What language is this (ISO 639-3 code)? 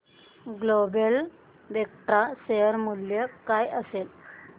mar